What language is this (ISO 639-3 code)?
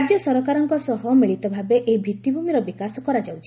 ori